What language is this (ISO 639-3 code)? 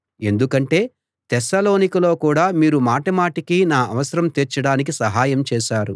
tel